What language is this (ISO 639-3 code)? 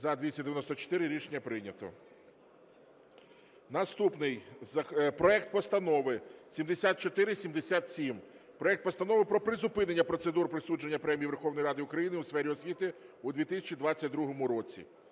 ukr